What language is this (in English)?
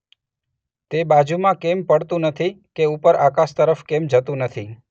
Gujarati